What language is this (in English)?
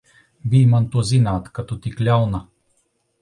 Latvian